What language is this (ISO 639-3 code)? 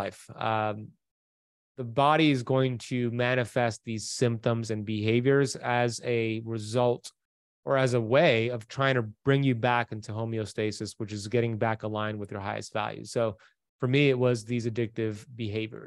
eng